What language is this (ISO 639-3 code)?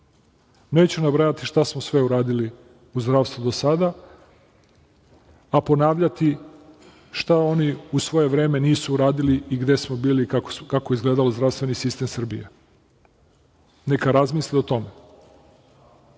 srp